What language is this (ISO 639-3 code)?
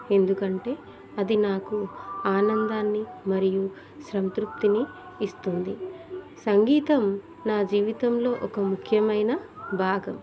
tel